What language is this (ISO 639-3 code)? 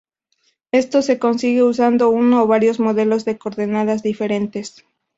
spa